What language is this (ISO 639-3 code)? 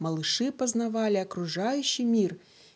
rus